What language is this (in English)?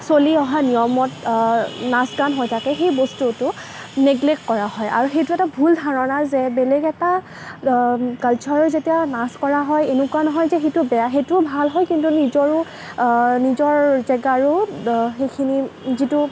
Assamese